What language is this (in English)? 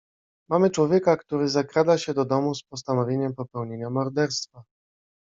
Polish